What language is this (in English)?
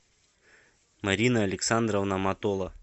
Russian